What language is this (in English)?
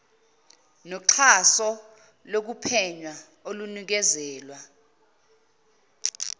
Zulu